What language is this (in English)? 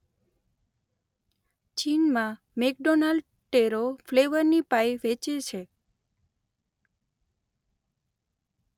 Gujarati